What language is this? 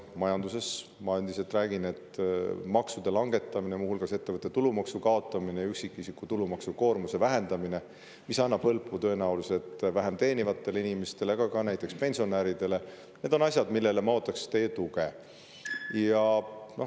Estonian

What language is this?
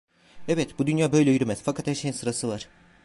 Turkish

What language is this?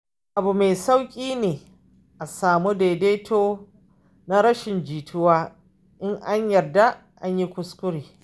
Hausa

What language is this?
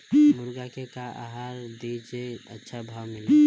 Bhojpuri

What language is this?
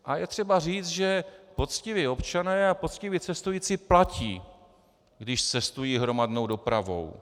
Czech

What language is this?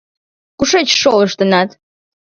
Mari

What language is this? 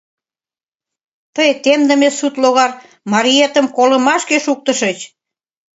Mari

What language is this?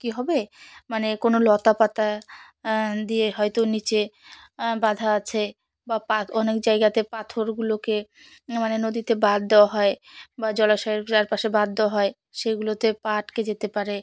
Bangla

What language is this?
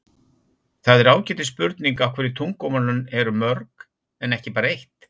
Icelandic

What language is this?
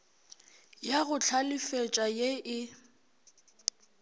Northern Sotho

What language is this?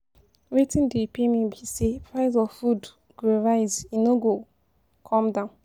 Nigerian Pidgin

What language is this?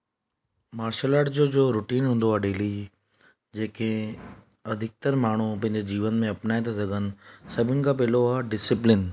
Sindhi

